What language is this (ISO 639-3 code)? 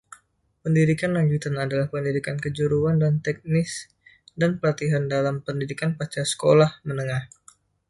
ind